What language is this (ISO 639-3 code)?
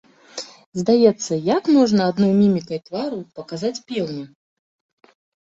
bel